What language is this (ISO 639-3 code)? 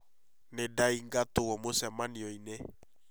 kik